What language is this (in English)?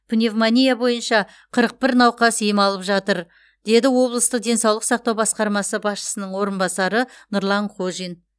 Kazakh